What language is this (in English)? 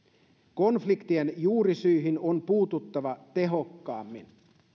Finnish